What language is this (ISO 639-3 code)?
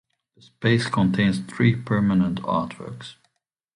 eng